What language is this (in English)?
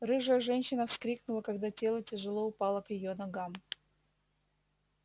Russian